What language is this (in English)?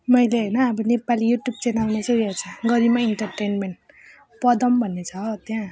Nepali